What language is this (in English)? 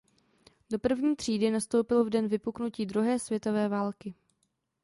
Czech